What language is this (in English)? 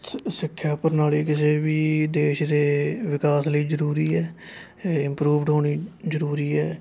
Punjabi